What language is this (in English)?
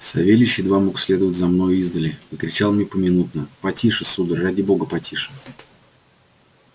Russian